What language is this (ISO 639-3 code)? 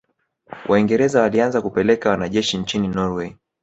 swa